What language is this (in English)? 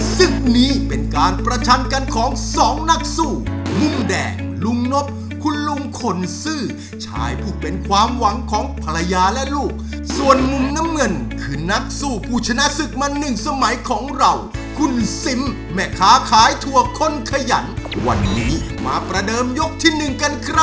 Thai